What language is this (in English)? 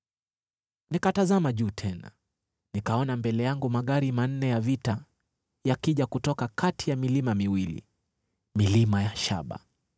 Swahili